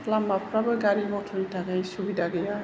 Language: Bodo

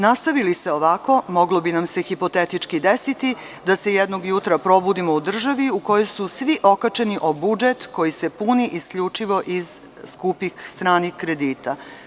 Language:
Serbian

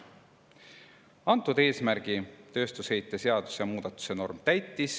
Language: Estonian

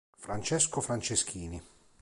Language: Italian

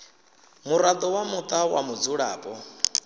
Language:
Venda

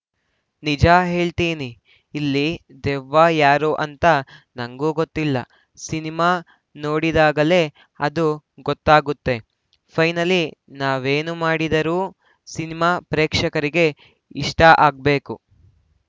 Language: Kannada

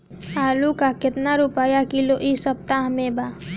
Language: Bhojpuri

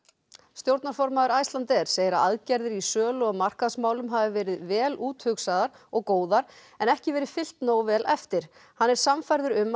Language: Icelandic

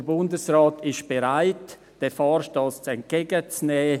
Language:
Swiss German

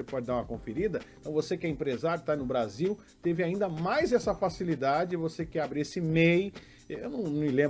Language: Portuguese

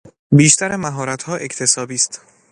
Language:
Persian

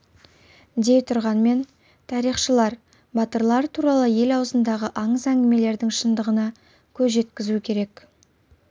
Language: Kazakh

